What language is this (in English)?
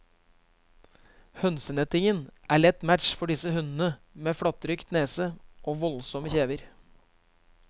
Norwegian